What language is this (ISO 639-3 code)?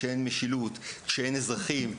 heb